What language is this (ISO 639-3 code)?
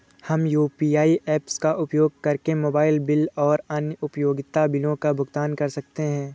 hin